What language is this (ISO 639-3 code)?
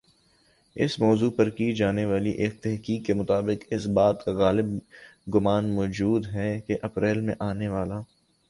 urd